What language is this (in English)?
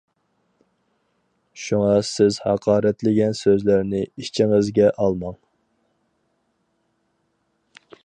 Uyghur